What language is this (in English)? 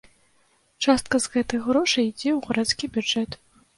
Belarusian